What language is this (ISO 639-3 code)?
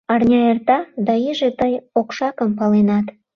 chm